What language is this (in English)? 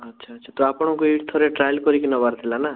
Odia